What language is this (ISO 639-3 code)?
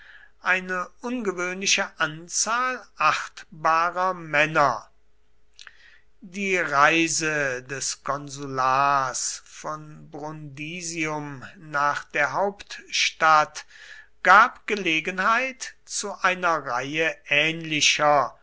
deu